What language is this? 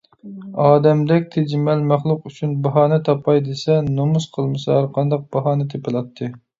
Uyghur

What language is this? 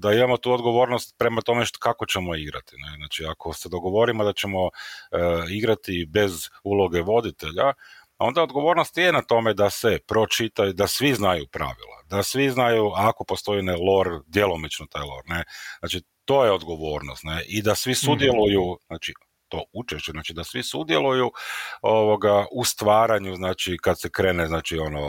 Croatian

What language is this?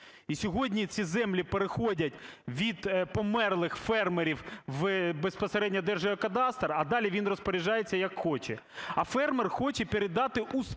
Ukrainian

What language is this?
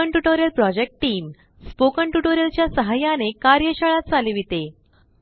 Marathi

